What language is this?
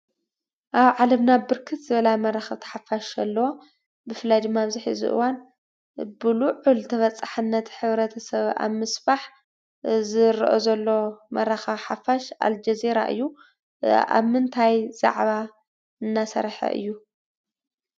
Tigrinya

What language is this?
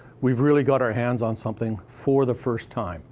English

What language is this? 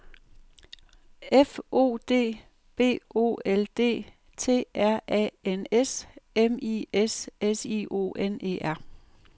Danish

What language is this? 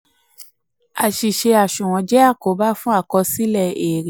Yoruba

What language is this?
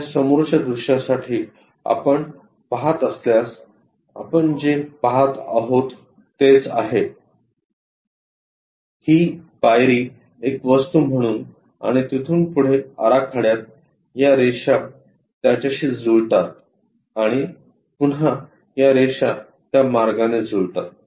Marathi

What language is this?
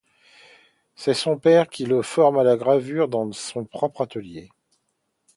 French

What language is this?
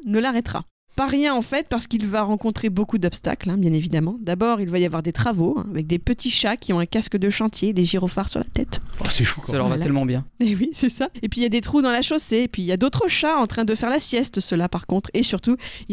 French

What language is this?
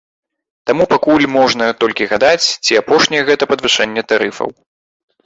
Belarusian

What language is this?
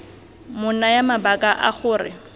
Tswana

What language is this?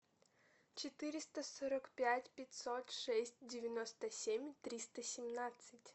Russian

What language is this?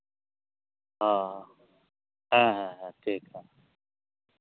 Santali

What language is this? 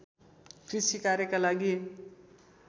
Nepali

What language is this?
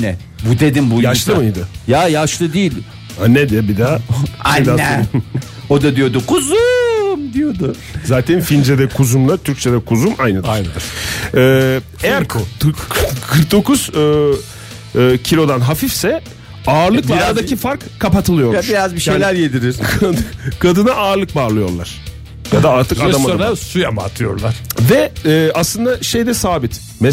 Turkish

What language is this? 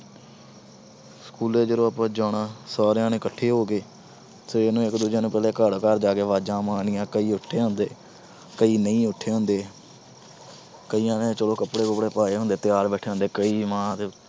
Punjabi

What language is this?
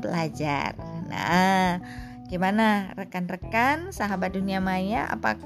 Indonesian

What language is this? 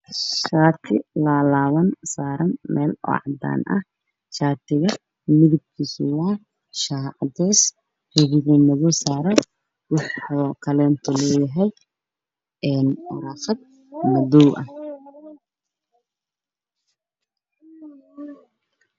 Somali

